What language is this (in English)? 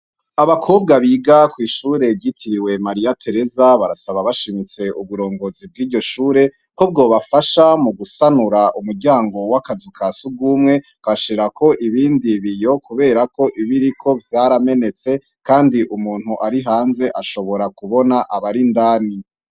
Rundi